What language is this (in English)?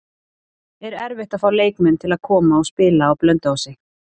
Icelandic